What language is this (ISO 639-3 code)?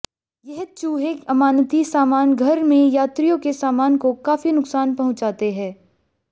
hin